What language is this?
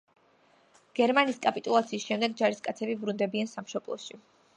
Georgian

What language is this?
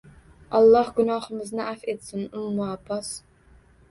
Uzbek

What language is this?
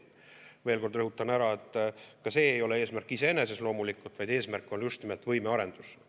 Estonian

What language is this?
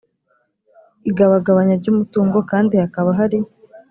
Kinyarwanda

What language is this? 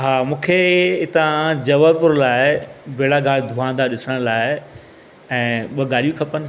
Sindhi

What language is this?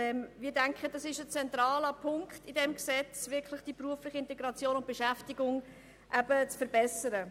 Swiss German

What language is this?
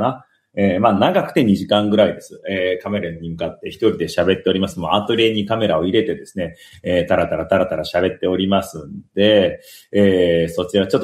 Japanese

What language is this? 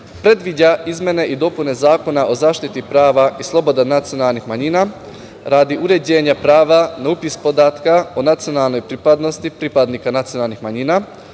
Serbian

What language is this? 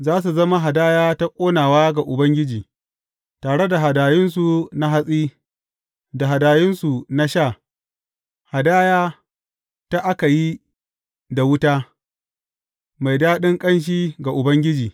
Hausa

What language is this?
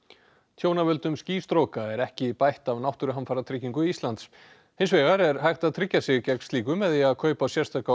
Icelandic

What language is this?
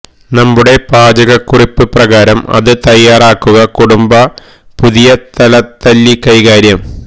Malayalam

